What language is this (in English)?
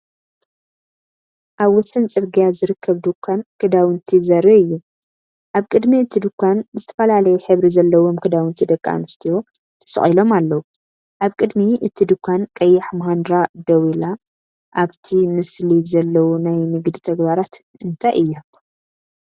Tigrinya